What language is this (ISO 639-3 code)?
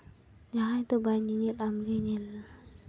sat